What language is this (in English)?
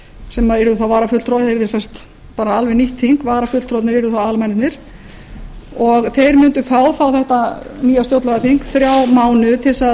Icelandic